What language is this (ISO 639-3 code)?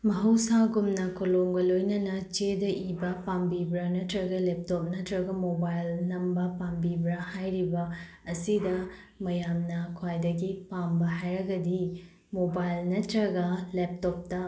mni